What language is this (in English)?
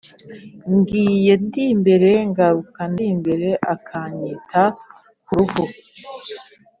Kinyarwanda